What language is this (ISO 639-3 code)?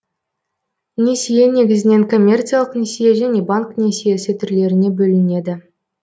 kaz